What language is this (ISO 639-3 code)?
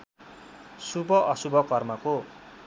nep